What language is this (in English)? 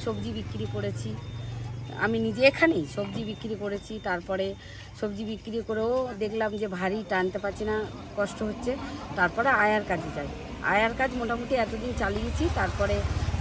Bangla